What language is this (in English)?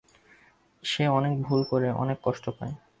Bangla